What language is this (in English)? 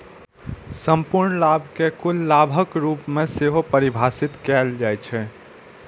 Maithili